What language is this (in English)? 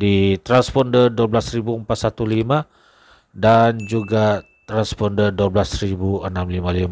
Indonesian